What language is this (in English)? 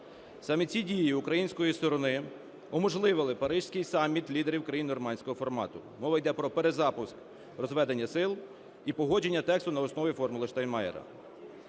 Ukrainian